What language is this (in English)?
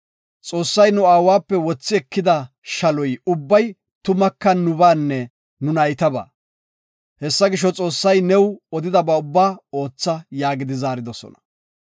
Gofa